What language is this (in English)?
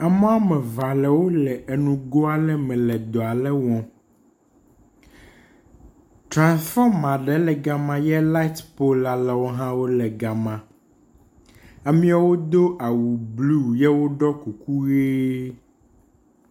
Ewe